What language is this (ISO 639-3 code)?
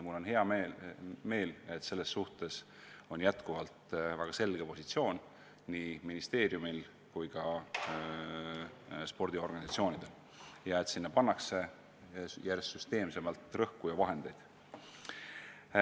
est